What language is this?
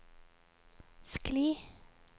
Norwegian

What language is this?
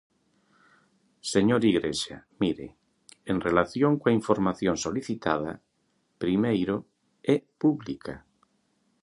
Galician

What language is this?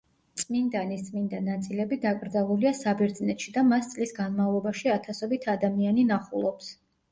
Georgian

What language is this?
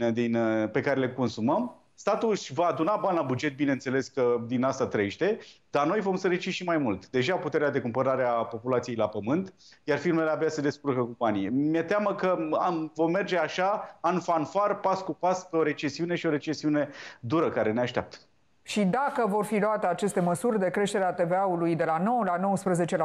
Romanian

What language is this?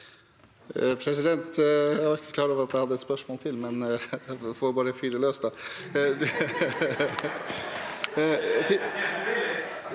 Norwegian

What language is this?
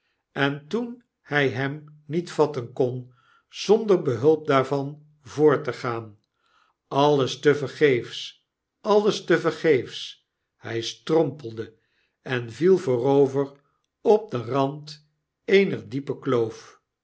Dutch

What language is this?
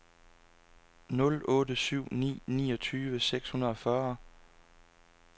Danish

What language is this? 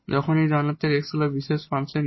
Bangla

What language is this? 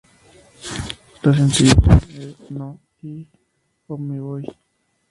Spanish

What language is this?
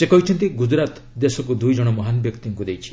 Odia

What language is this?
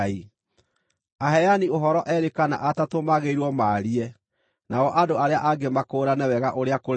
Kikuyu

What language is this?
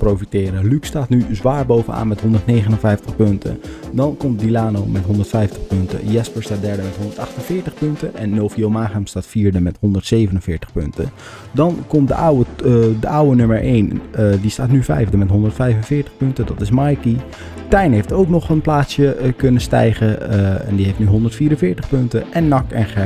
Dutch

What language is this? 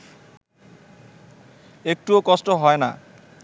Bangla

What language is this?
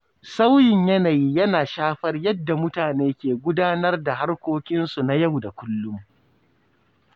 Hausa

